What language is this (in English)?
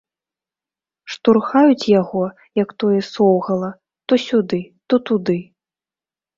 Belarusian